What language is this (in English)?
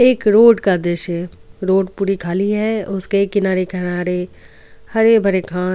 Hindi